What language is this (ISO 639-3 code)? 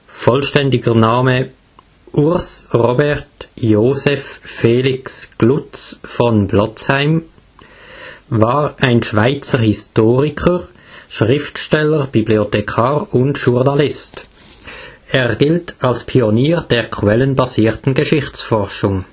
deu